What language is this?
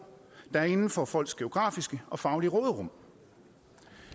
Danish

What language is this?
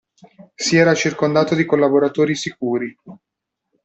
Italian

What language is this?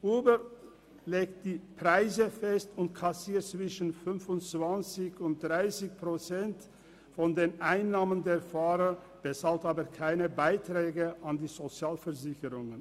Swiss German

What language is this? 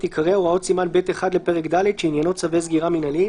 Hebrew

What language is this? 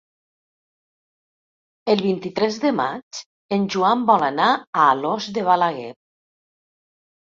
Catalan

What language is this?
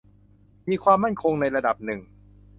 Thai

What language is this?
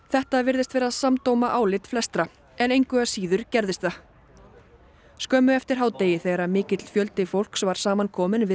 Icelandic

